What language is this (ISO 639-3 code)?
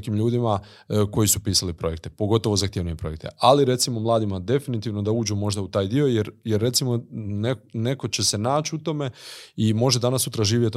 hrv